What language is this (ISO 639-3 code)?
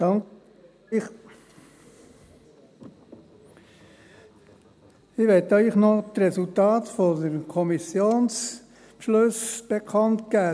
gsw